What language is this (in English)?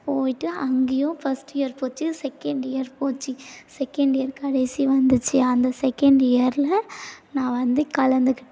Tamil